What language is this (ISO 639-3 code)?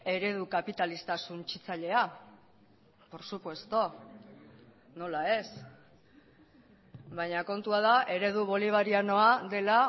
eus